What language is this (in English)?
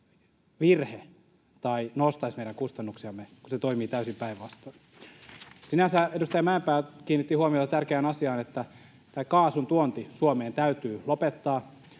Finnish